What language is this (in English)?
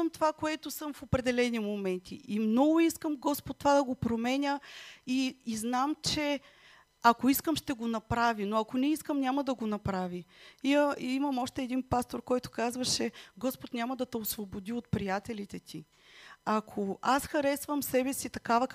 Bulgarian